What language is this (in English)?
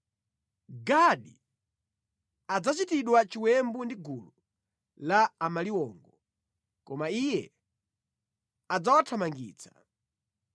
Nyanja